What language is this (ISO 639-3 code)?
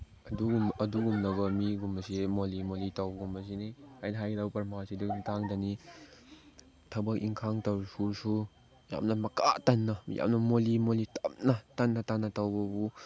mni